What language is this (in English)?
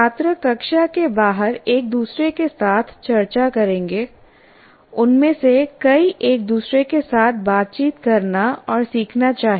Hindi